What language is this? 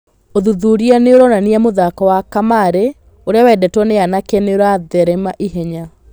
Kikuyu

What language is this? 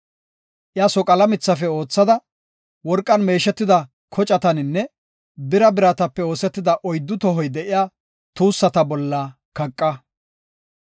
Gofa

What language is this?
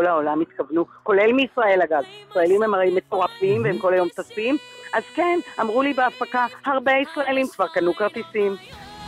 Hebrew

